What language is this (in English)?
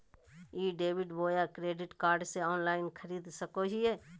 Magahi